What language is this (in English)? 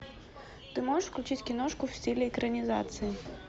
Russian